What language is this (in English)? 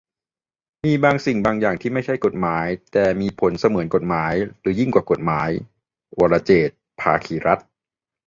Thai